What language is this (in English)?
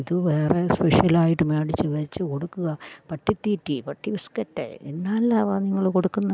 Malayalam